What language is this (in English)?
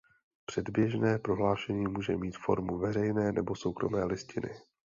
Czech